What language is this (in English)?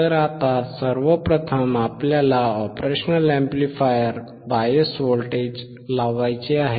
Marathi